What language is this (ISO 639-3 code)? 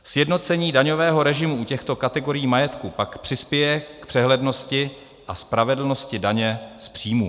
ces